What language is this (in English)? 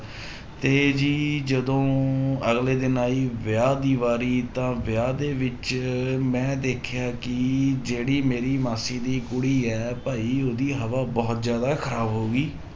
Punjabi